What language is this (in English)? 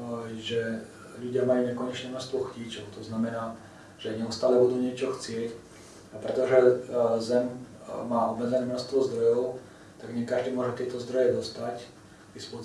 Russian